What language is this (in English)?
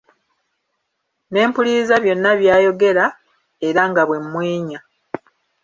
Ganda